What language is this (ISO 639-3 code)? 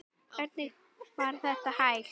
isl